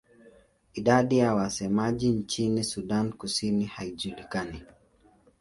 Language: Swahili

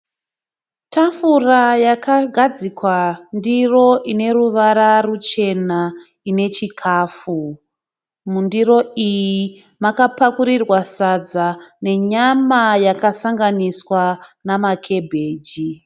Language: Shona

